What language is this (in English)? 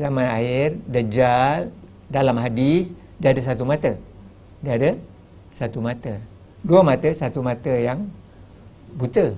Malay